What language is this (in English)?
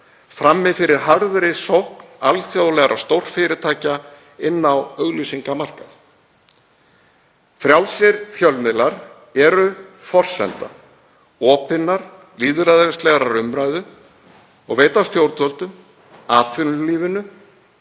Icelandic